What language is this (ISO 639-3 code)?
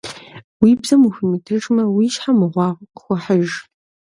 kbd